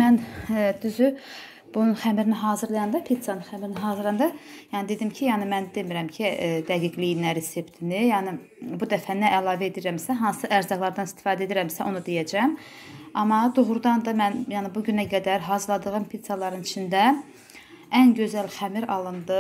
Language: Turkish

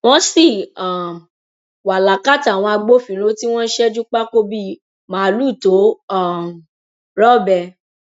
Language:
Yoruba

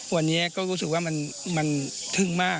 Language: Thai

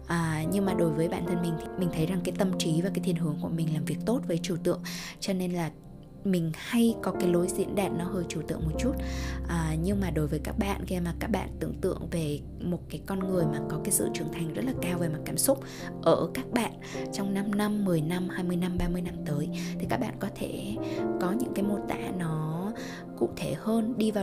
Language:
Vietnamese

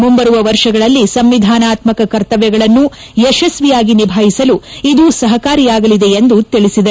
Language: Kannada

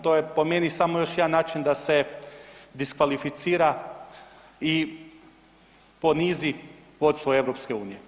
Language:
Croatian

